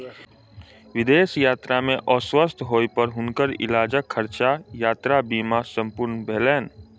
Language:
Maithili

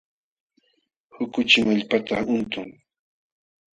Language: Jauja Wanca Quechua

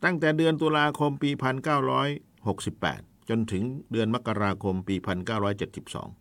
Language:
Thai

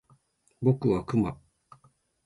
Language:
Japanese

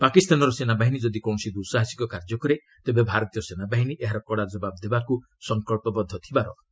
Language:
Odia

